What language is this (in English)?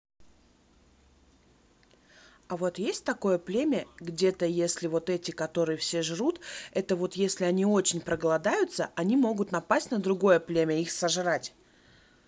Russian